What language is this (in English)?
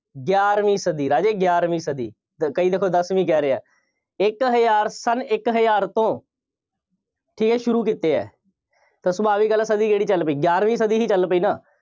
Punjabi